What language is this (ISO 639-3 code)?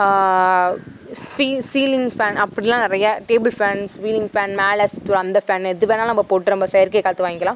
tam